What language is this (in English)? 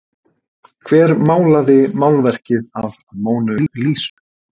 Icelandic